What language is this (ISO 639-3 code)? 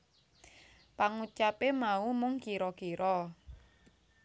jav